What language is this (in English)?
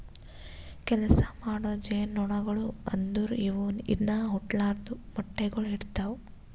Kannada